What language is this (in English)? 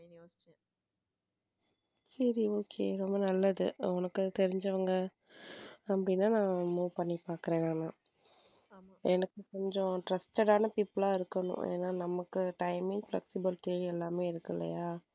Tamil